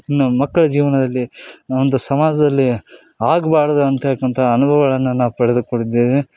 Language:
Kannada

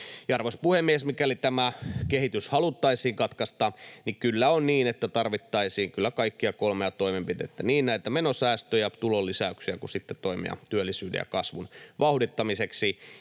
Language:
Finnish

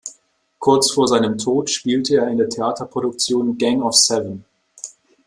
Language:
German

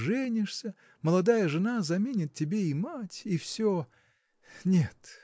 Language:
Russian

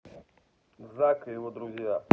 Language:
Russian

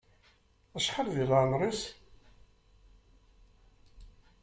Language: Kabyle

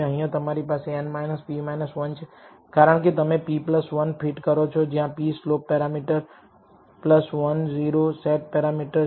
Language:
Gujarati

